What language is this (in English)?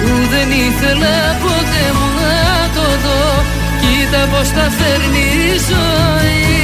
Greek